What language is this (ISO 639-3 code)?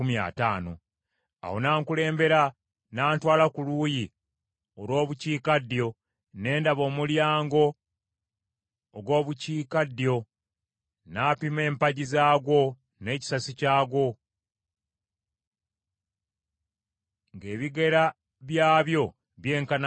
lug